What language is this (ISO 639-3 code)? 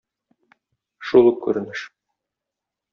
tat